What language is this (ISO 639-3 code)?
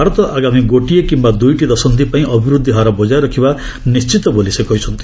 ori